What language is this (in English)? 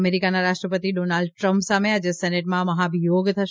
Gujarati